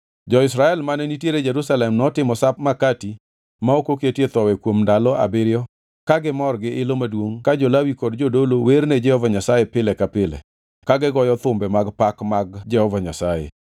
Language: Luo (Kenya and Tanzania)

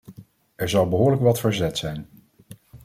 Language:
Dutch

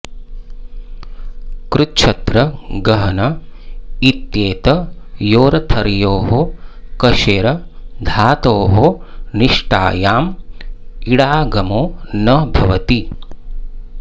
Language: Sanskrit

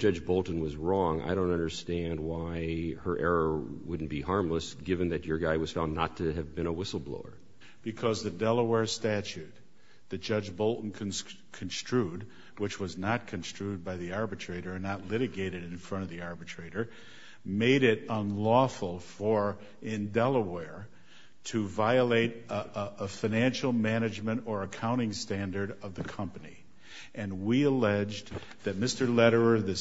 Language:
English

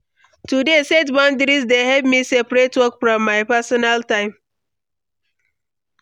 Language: Nigerian Pidgin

